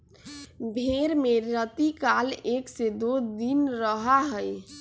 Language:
Magahi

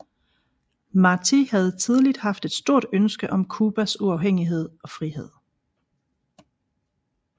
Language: Danish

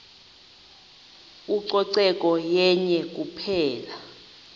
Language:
Xhosa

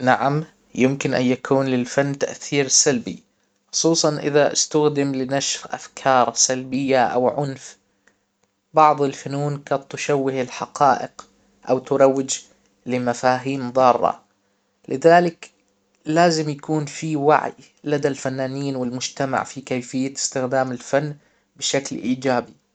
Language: Hijazi Arabic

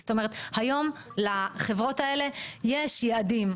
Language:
Hebrew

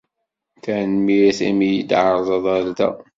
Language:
Kabyle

